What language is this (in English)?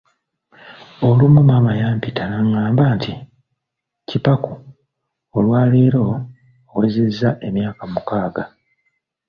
Ganda